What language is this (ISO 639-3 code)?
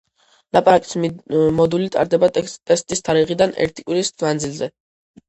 kat